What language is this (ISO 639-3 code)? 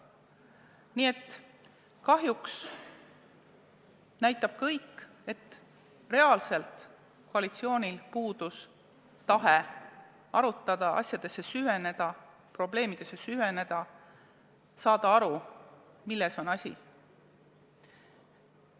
est